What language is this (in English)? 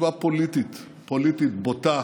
Hebrew